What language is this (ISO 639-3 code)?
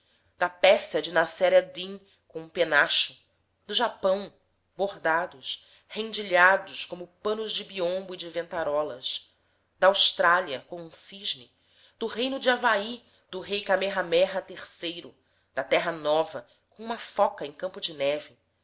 por